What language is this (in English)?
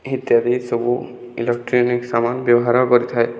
Odia